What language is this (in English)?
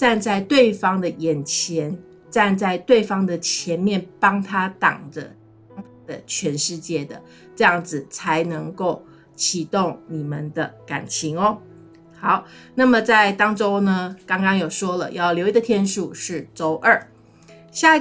Chinese